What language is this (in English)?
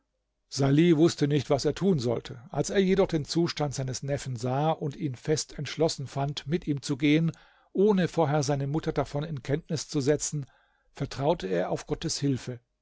German